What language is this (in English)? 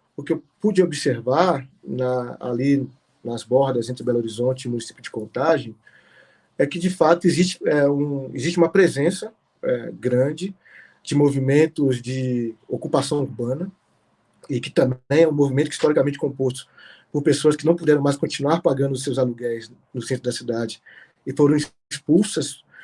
Portuguese